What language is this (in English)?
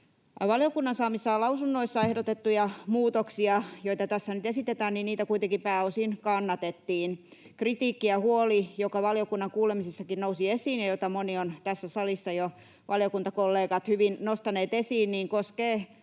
Finnish